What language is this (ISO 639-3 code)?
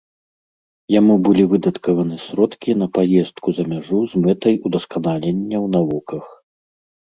bel